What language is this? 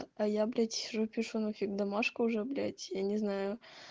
Russian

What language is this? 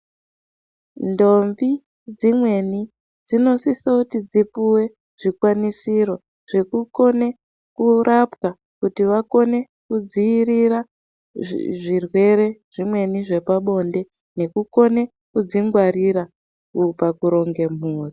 Ndau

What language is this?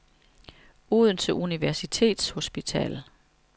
Danish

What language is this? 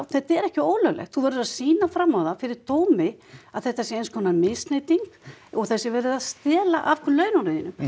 Icelandic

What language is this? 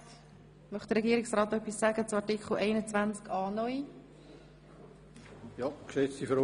Swiss German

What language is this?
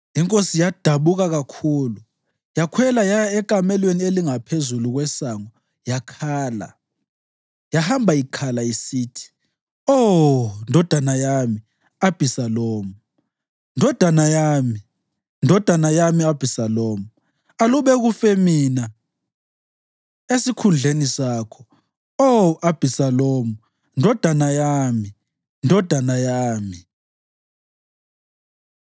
North Ndebele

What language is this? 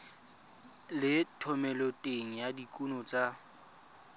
Tswana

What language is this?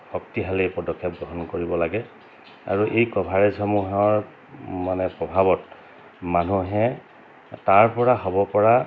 Assamese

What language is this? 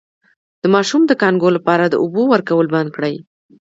Pashto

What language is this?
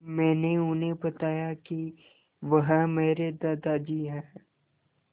Hindi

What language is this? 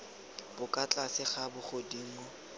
Tswana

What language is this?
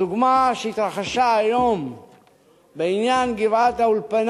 Hebrew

